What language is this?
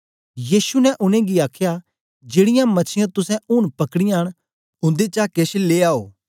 Dogri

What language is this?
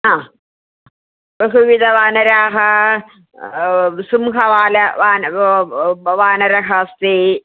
Sanskrit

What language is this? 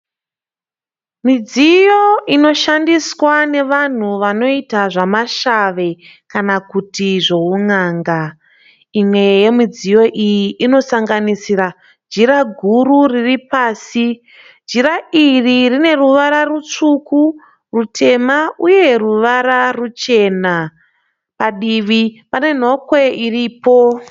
Shona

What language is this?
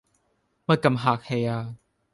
Cantonese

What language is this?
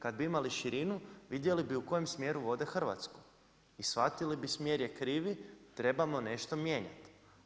Croatian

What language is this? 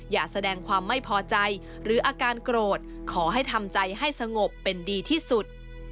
Thai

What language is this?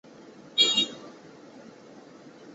Chinese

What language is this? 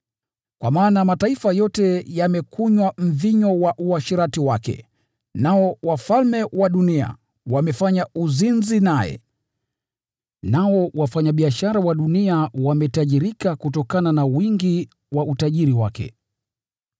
Swahili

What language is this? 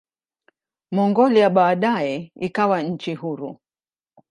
Swahili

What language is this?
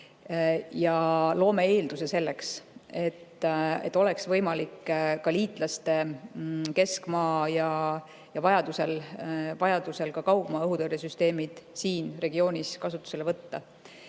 Estonian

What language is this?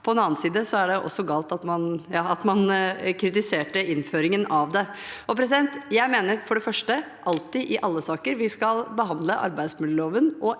Norwegian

